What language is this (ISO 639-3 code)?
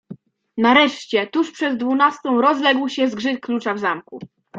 pol